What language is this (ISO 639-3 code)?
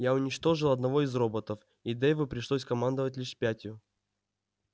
rus